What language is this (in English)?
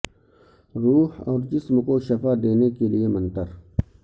Urdu